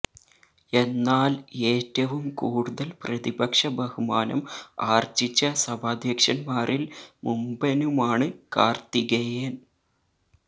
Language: Malayalam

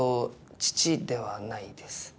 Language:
Japanese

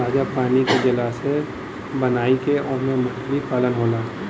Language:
Bhojpuri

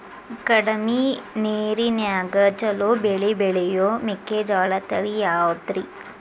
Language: Kannada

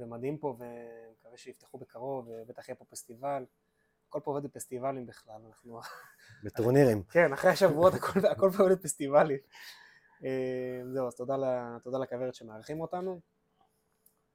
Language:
Hebrew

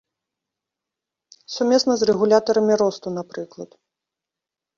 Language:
Belarusian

